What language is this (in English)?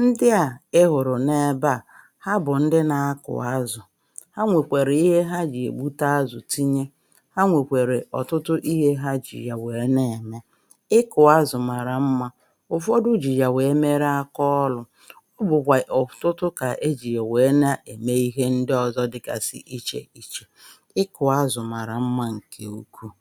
Igbo